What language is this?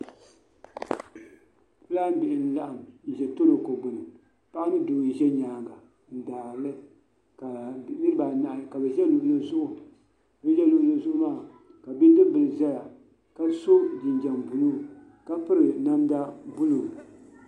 Dagbani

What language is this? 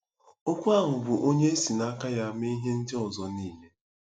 Igbo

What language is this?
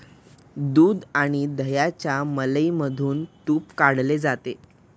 Marathi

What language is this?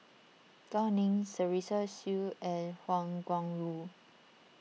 English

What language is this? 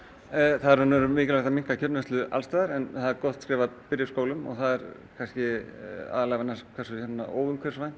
Icelandic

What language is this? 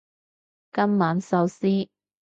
Cantonese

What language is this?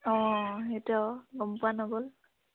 Assamese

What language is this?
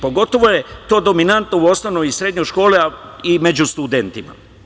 Serbian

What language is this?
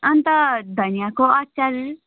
Nepali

